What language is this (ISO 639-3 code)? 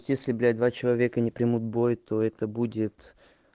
rus